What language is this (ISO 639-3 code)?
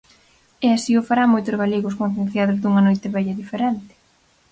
glg